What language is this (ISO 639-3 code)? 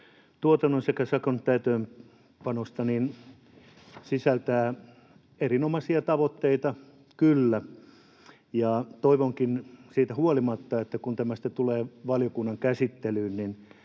fin